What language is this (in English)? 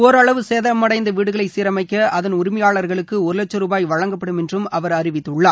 Tamil